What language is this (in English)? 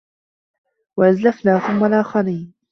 Arabic